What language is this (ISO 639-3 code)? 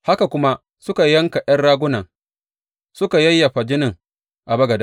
hau